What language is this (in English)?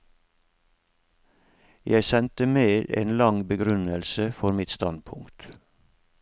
Norwegian